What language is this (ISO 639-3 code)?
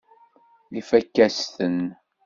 kab